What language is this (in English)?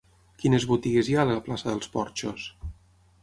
Catalan